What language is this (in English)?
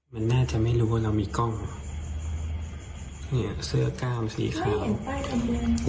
Thai